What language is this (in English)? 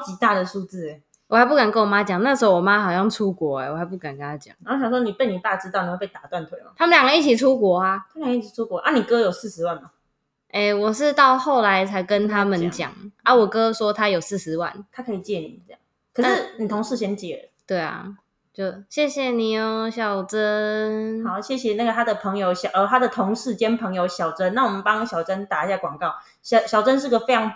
Chinese